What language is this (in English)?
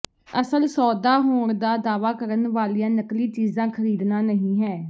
Punjabi